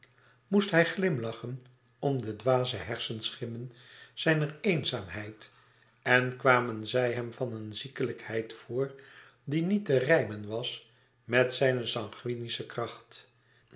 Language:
Dutch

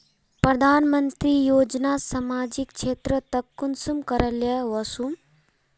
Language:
Magahi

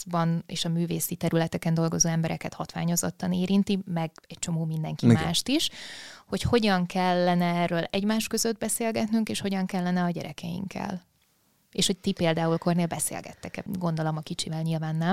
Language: Hungarian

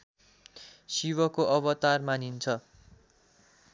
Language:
Nepali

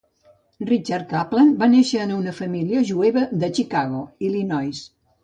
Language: Catalan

